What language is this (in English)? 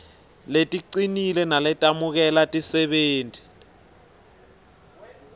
Swati